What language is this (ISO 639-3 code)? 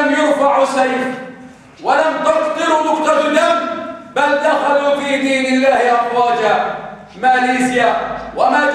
ara